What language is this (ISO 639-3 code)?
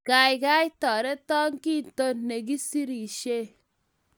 kln